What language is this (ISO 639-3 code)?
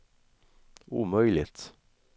swe